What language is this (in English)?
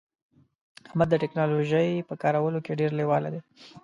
Pashto